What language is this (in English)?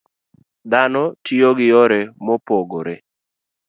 Luo (Kenya and Tanzania)